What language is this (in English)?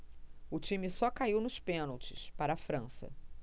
Portuguese